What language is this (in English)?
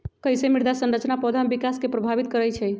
Magahi